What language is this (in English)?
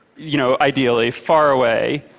English